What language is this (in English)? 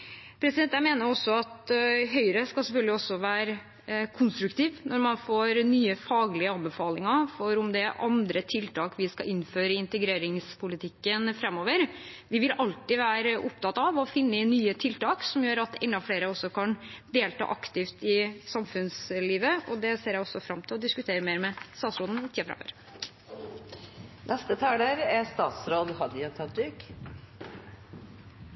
Norwegian